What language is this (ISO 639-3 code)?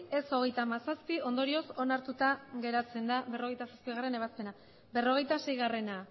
eus